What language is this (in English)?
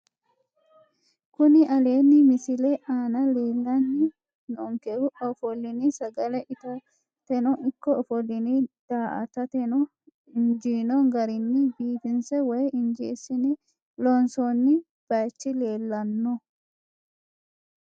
Sidamo